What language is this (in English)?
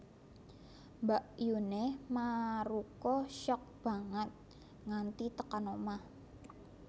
Javanese